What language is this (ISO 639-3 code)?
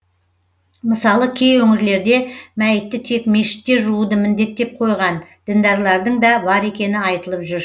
kaz